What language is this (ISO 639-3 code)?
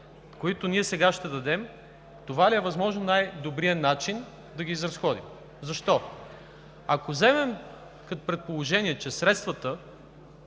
bul